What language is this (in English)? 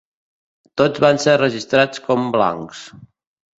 Catalan